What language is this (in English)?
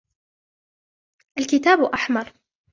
Arabic